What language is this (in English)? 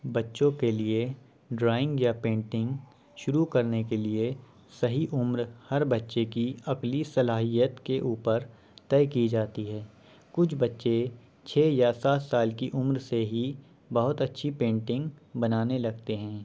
Urdu